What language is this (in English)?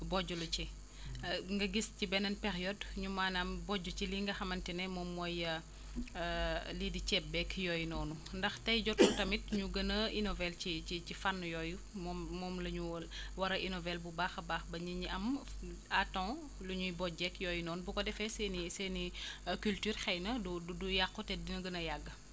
Wolof